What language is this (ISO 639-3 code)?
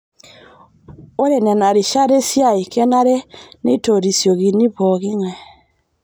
mas